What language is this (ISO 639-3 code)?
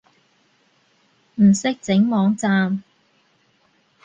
yue